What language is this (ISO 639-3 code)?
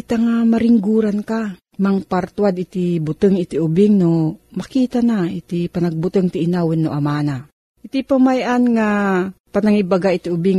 fil